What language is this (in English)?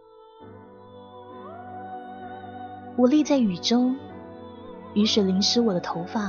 Chinese